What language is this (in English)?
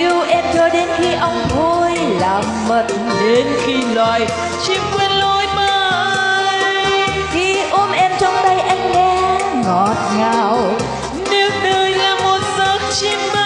Thai